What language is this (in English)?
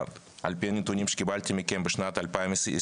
Hebrew